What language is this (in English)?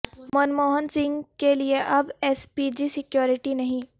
Urdu